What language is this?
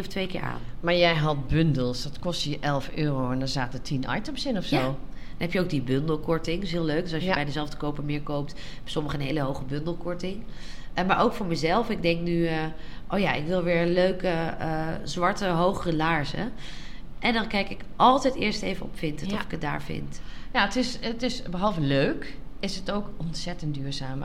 Dutch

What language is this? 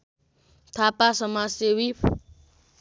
Nepali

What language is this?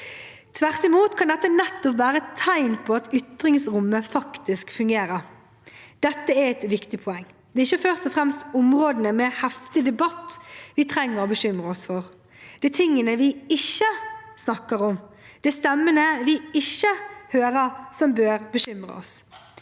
Norwegian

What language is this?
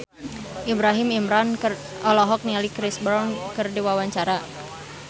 Sundanese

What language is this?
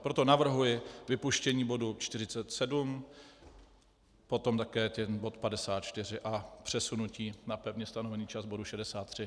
Czech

